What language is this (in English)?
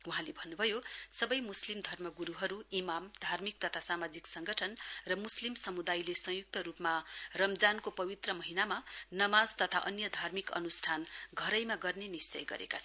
Nepali